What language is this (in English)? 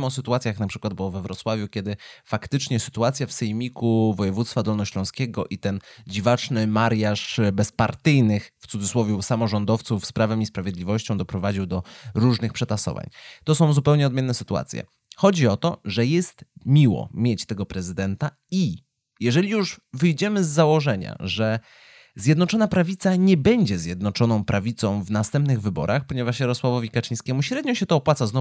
Polish